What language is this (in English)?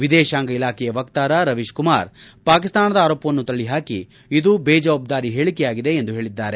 Kannada